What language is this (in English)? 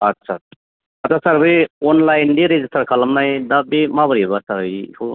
Bodo